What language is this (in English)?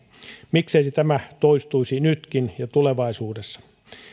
Finnish